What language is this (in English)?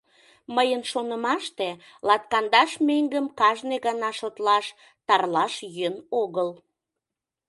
Mari